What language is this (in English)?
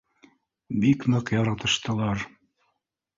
Bashkir